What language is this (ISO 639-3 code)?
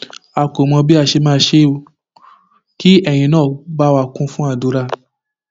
yor